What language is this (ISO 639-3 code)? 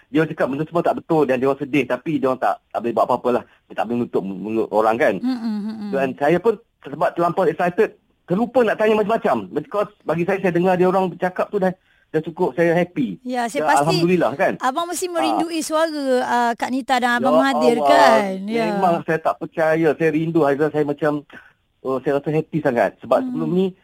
msa